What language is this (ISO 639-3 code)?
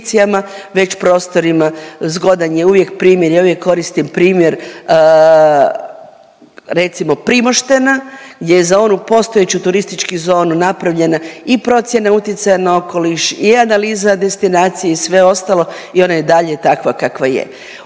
hrv